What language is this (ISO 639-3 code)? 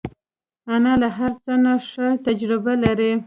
pus